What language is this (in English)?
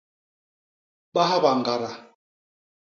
Basaa